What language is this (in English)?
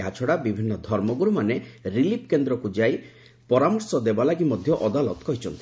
Odia